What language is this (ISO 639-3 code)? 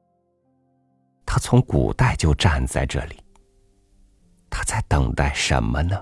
zho